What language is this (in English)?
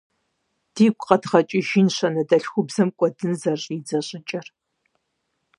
Kabardian